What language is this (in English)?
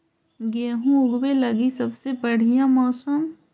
Magahi